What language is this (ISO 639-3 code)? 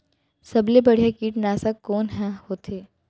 hne